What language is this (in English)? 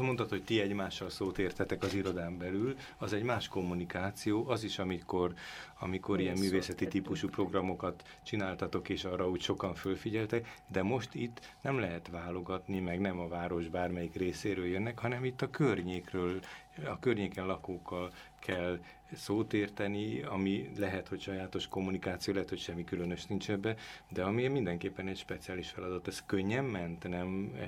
Hungarian